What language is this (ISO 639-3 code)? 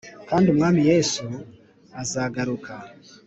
kin